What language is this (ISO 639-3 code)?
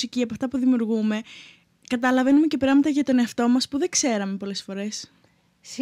ell